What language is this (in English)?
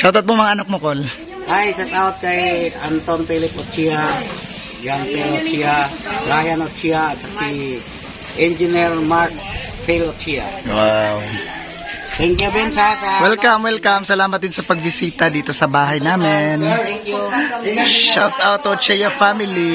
Filipino